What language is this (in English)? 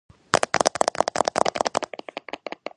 Georgian